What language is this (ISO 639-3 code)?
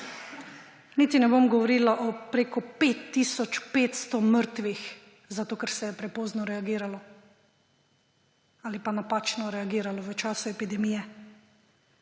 slv